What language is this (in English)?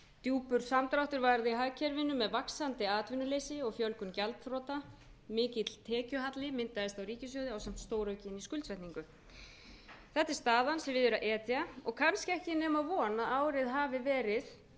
Icelandic